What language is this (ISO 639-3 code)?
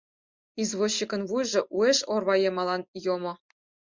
chm